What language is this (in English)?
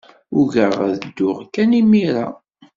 Kabyle